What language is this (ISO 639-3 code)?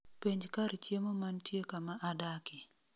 luo